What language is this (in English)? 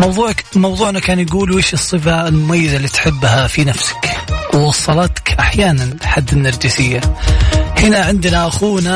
Arabic